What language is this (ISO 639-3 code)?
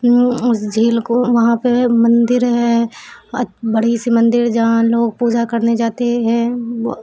urd